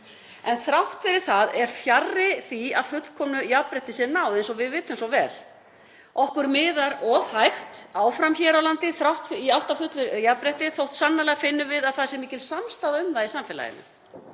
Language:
Icelandic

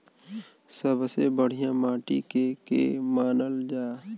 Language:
Bhojpuri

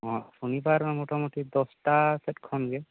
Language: Santali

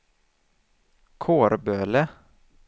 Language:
Swedish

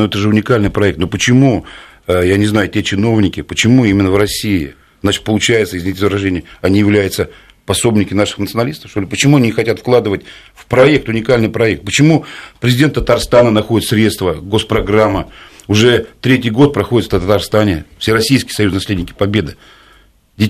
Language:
Russian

